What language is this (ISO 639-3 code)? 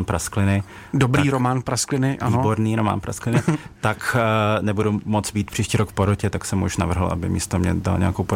ces